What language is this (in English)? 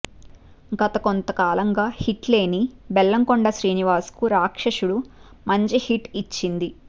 Telugu